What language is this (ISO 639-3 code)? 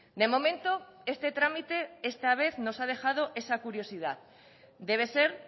spa